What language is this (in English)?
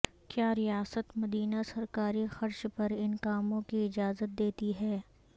Urdu